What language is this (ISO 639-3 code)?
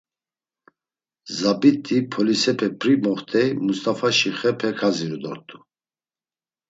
lzz